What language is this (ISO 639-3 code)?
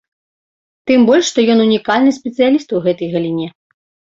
bel